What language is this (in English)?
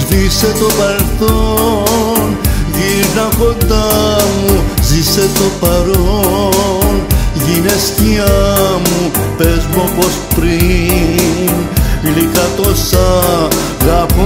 Greek